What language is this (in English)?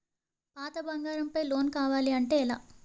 Telugu